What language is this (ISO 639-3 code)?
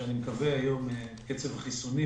heb